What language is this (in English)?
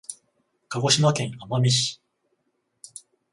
Japanese